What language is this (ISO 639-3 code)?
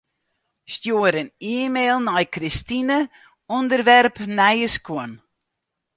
fry